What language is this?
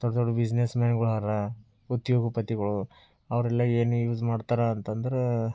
Kannada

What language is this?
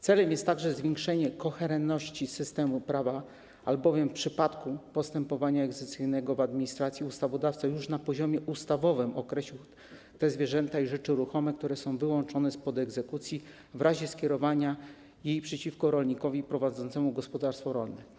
Polish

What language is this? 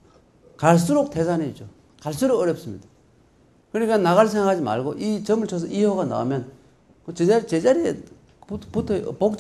Korean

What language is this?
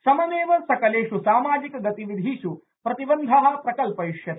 Sanskrit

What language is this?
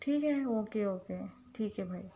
Urdu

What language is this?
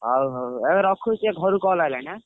Odia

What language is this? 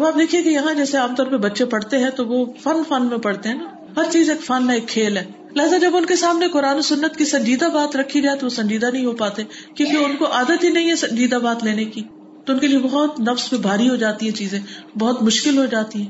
Urdu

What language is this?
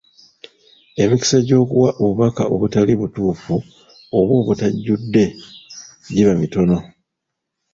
Ganda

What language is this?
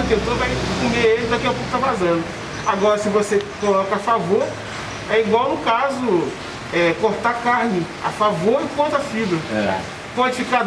Portuguese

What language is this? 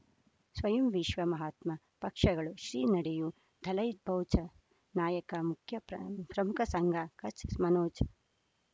Kannada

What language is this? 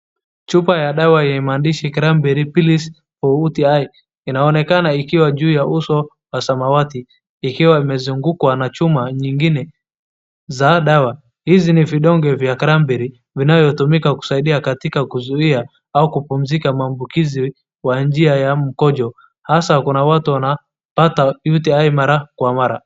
Swahili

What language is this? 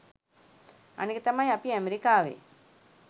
Sinhala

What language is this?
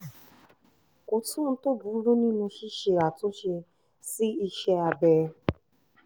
Yoruba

